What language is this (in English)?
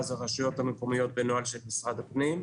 Hebrew